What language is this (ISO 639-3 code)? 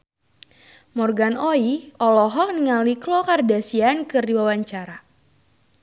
sun